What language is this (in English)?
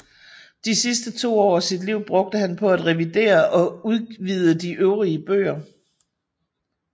Danish